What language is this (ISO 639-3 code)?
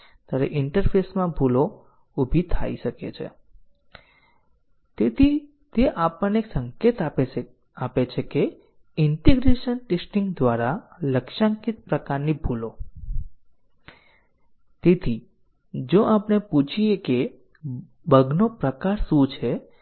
guj